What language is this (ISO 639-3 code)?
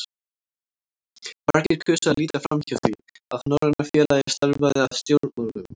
isl